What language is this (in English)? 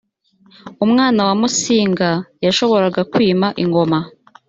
Kinyarwanda